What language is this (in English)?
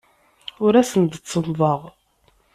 Kabyle